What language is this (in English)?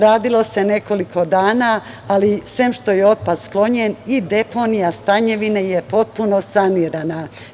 Serbian